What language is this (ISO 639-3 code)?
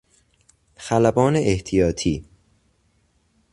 fas